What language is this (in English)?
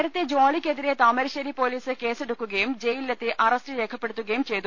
Malayalam